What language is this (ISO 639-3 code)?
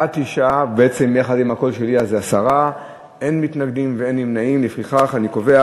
heb